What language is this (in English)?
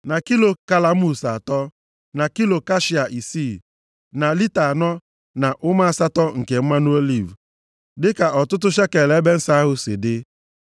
Igbo